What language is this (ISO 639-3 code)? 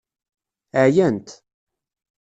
kab